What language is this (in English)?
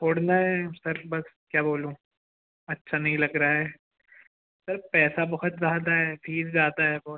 Hindi